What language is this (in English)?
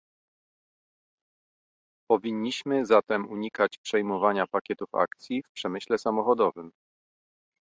Polish